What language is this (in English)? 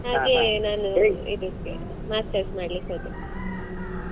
Kannada